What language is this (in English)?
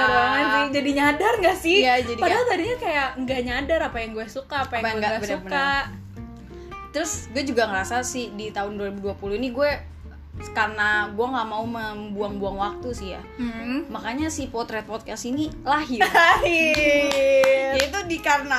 Indonesian